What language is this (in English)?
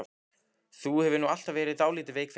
Icelandic